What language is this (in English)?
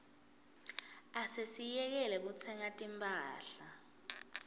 Swati